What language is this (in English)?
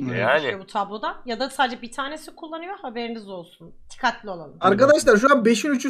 Turkish